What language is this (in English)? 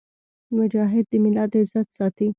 Pashto